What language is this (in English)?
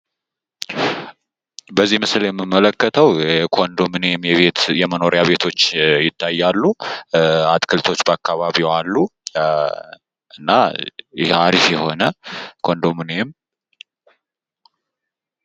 Amharic